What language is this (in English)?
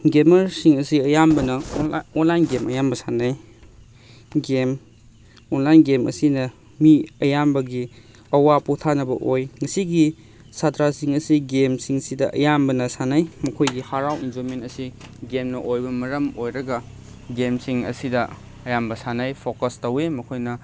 Manipuri